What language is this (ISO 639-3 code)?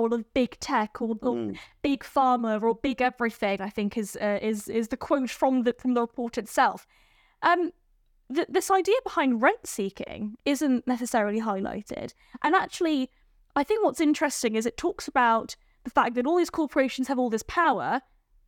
eng